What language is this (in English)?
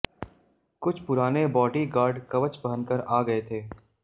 Hindi